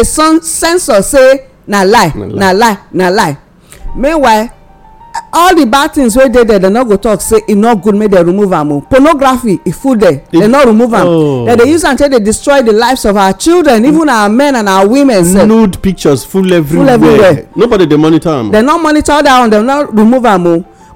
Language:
English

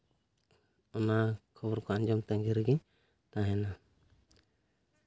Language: Santali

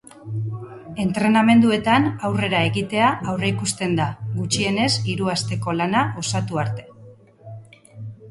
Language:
Basque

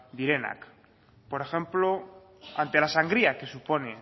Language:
Spanish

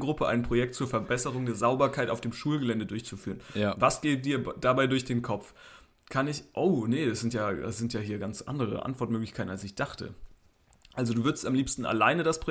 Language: German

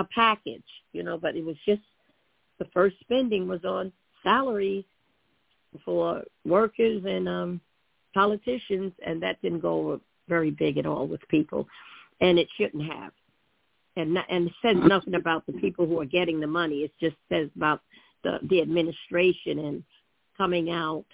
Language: English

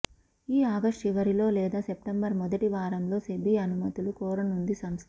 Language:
Telugu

